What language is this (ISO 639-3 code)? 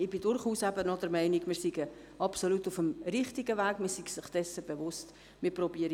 gsw